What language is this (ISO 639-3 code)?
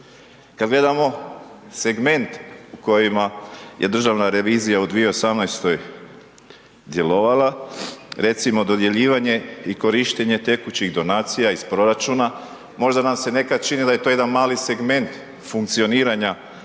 hrv